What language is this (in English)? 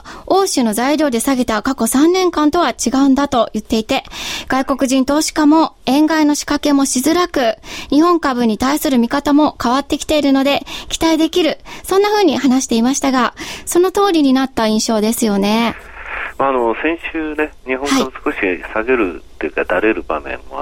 Japanese